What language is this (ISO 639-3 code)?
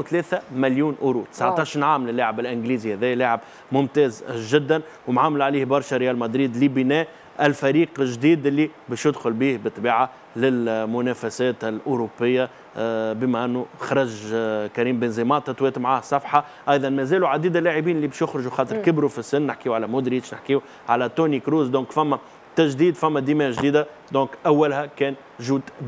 ara